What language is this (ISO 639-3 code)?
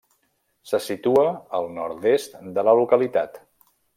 cat